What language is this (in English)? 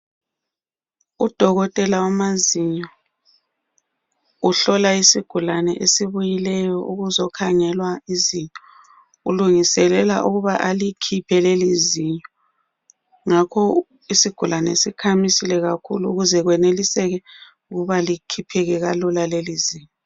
North Ndebele